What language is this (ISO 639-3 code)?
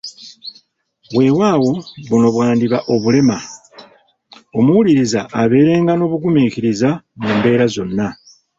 lug